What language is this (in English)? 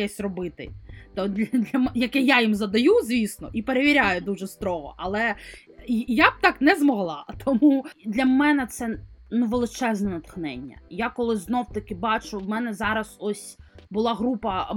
Ukrainian